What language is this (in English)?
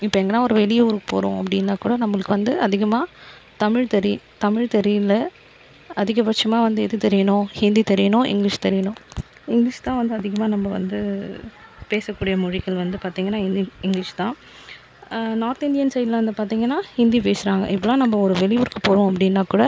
Tamil